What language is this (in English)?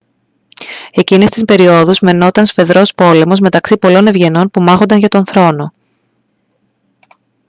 Greek